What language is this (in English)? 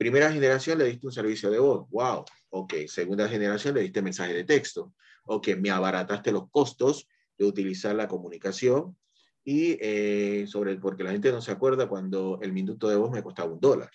Spanish